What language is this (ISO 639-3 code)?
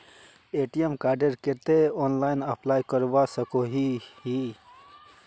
mag